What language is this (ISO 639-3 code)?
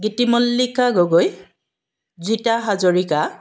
asm